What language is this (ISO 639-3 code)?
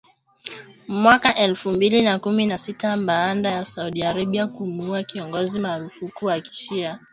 swa